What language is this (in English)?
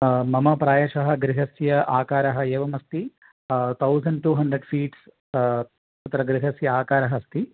Sanskrit